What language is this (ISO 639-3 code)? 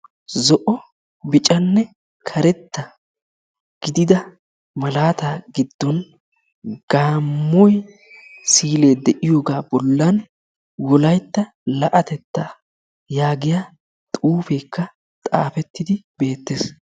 wal